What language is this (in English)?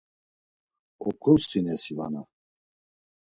Laz